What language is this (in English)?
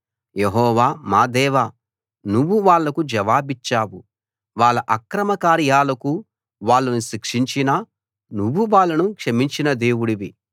Telugu